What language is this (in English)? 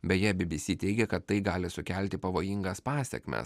Lithuanian